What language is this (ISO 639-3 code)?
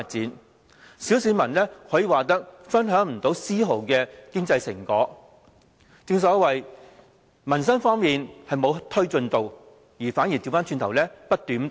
yue